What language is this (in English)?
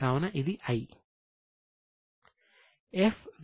Telugu